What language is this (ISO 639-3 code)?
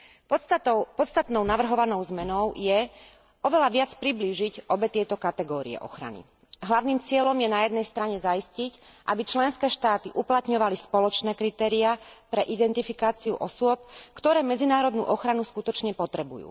slk